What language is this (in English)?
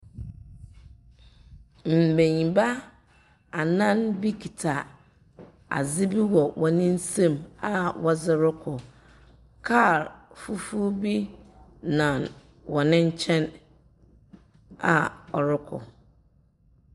Akan